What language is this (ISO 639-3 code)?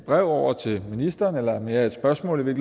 dan